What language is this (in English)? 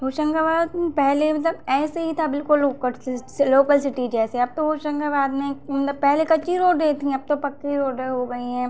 Hindi